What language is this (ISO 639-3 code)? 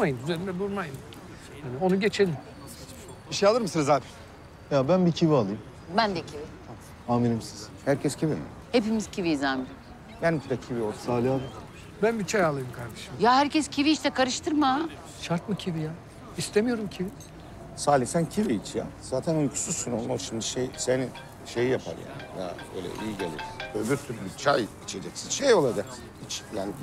tur